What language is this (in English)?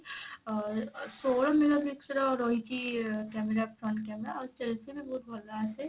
Odia